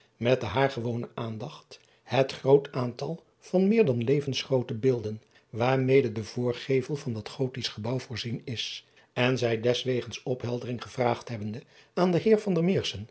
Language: Dutch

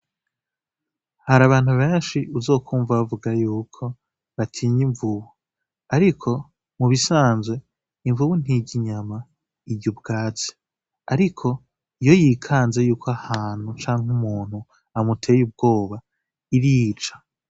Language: Rundi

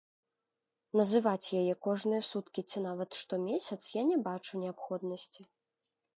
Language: Belarusian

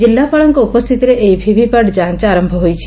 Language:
Odia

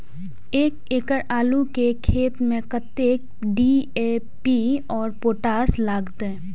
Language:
Maithili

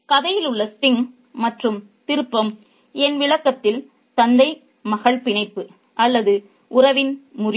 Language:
Tamil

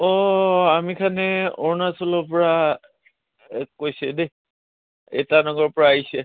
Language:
Assamese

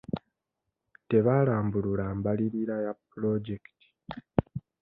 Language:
Ganda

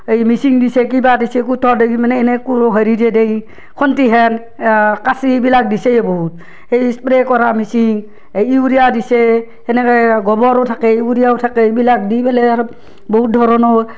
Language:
Assamese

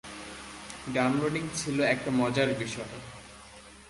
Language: Bangla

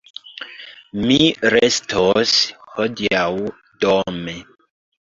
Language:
Esperanto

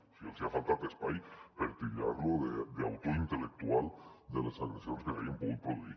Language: Catalan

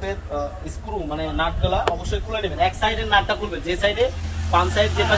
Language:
Indonesian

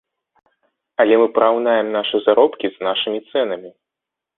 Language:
Belarusian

